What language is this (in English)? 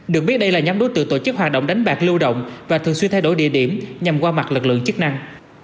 Vietnamese